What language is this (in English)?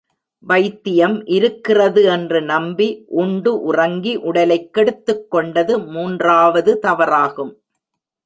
Tamil